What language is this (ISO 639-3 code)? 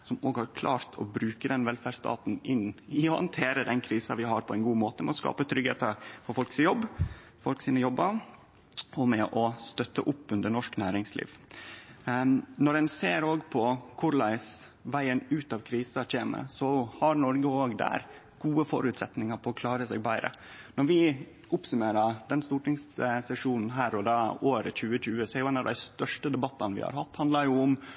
nno